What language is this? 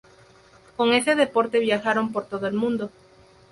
Spanish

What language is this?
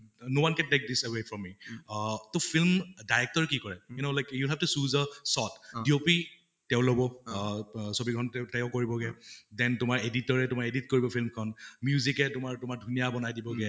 Assamese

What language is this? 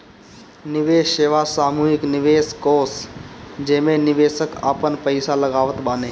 Bhojpuri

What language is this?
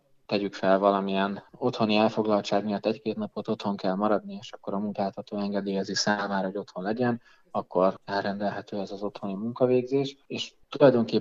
Hungarian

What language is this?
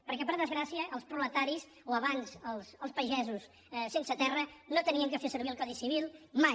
Catalan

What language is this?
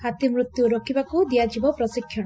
Odia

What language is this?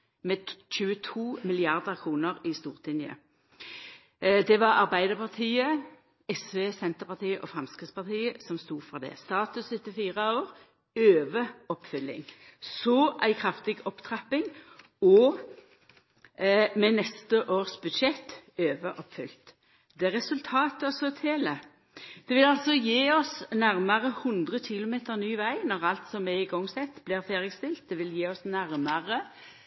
Norwegian Nynorsk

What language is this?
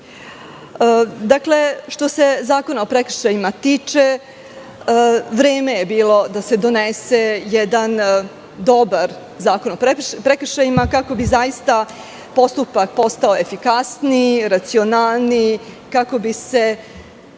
Serbian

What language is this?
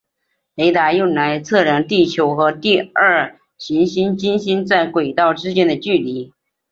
Chinese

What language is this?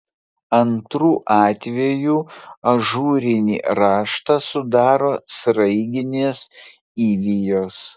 Lithuanian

